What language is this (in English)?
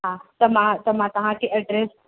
Sindhi